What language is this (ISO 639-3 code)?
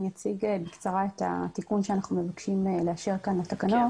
heb